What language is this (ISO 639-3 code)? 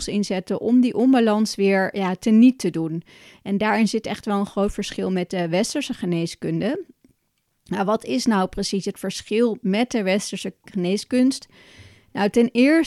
nld